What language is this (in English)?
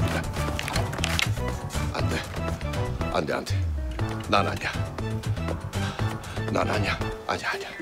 Korean